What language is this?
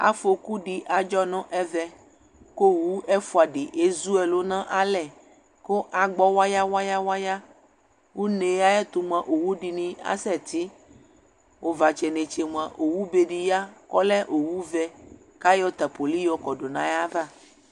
Ikposo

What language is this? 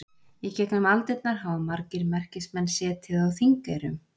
Icelandic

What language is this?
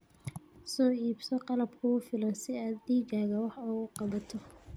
Somali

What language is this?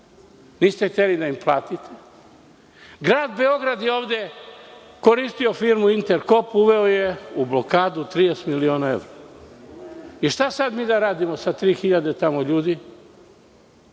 Serbian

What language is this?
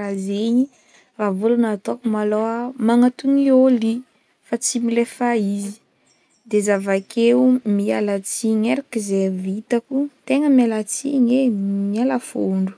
Northern Betsimisaraka Malagasy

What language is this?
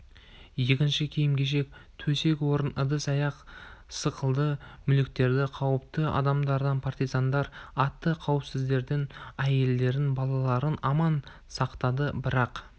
Kazakh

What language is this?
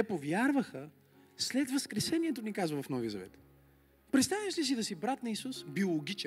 Bulgarian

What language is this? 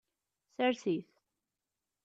Kabyle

